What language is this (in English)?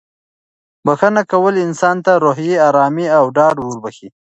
Pashto